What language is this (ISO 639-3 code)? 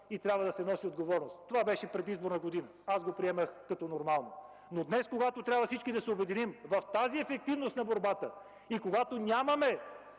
bul